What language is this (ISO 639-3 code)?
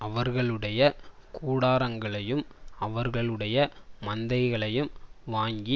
tam